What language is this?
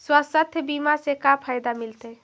Magahi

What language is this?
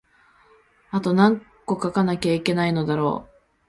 Japanese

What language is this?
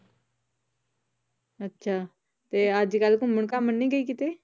Punjabi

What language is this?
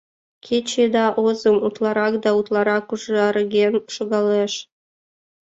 Mari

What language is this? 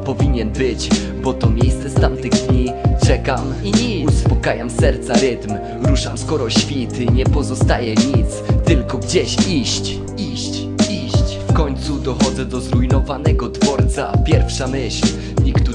Polish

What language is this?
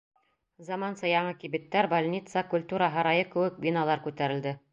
Bashkir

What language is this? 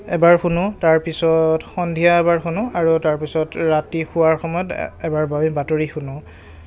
Assamese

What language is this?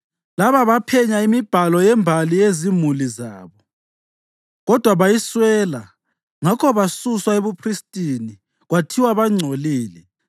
North Ndebele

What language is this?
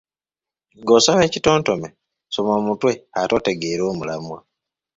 Ganda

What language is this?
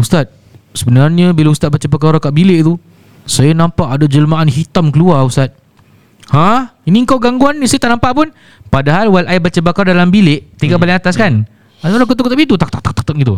Malay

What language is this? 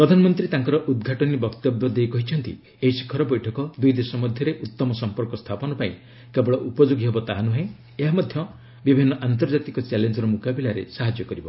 Odia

